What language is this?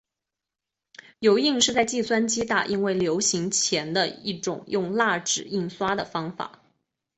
Chinese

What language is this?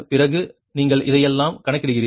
Tamil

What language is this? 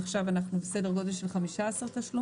Hebrew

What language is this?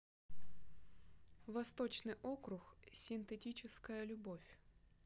Russian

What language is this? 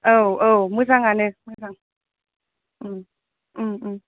Bodo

